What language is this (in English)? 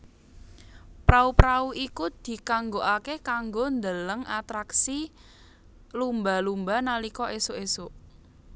Javanese